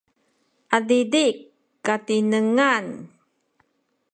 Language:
Sakizaya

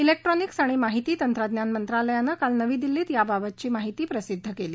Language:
Marathi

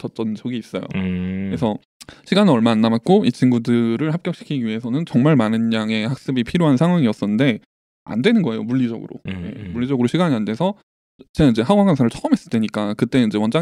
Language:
Korean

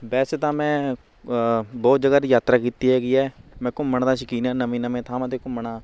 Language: Punjabi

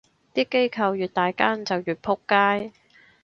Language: Cantonese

